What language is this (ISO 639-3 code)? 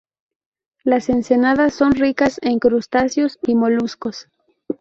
spa